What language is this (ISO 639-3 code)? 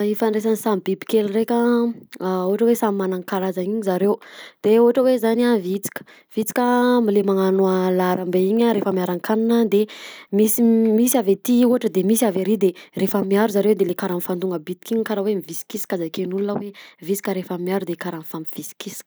bzc